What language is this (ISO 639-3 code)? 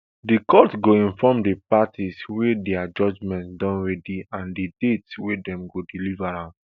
pcm